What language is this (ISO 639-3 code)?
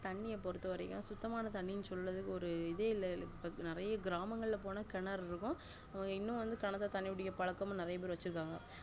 tam